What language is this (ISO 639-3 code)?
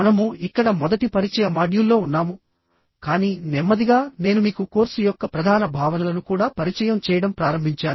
tel